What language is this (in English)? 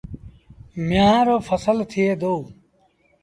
Sindhi Bhil